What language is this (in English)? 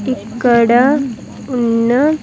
Telugu